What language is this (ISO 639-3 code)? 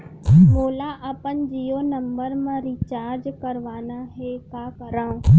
hne